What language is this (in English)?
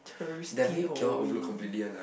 English